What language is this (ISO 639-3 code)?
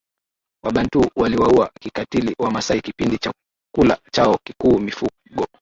swa